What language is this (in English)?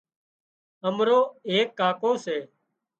Wadiyara Koli